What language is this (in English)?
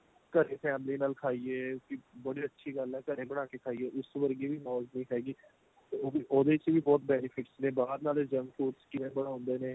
Punjabi